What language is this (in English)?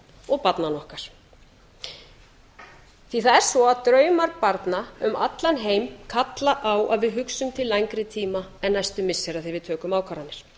Icelandic